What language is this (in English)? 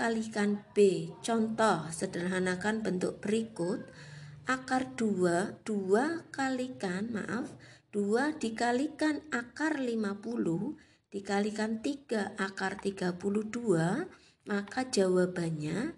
Indonesian